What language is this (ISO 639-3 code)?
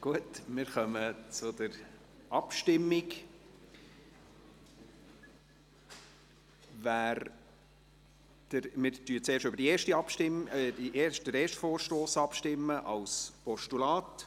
gsw